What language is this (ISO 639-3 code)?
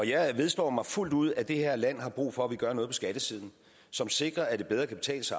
dan